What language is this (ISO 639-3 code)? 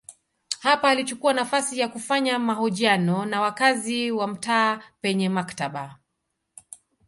swa